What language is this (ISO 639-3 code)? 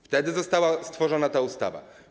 pol